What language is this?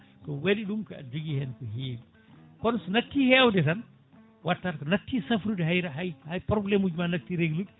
Fula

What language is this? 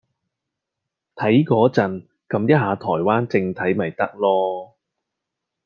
Cantonese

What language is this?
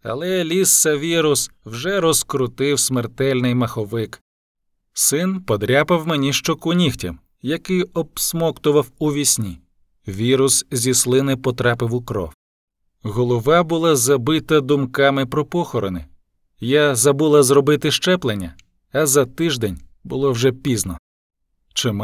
Ukrainian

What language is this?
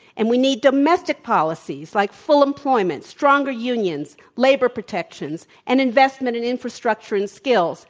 English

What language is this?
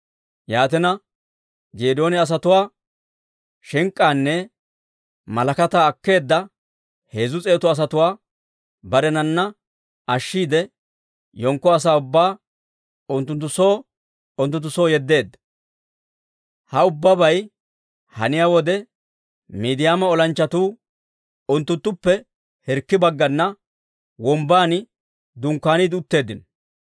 Dawro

